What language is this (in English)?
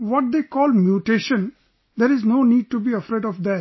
English